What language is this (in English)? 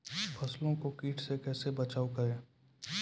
Maithili